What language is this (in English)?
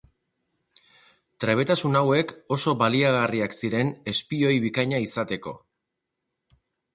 Basque